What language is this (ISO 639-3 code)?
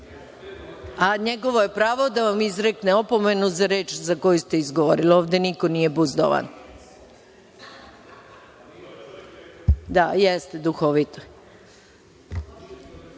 srp